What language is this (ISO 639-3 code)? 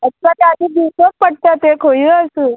kok